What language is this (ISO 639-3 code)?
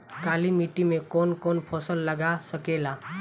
bho